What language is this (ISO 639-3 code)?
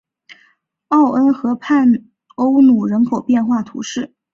zho